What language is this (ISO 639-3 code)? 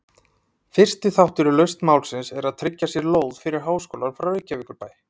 isl